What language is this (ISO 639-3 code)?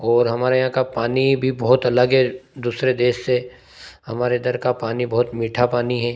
hin